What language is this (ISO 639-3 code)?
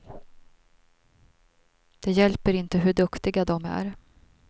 swe